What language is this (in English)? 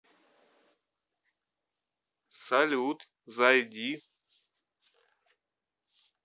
Russian